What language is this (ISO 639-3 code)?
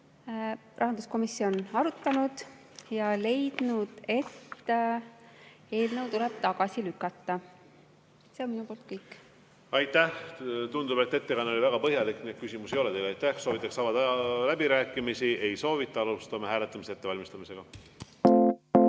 est